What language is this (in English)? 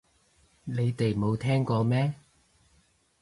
Cantonese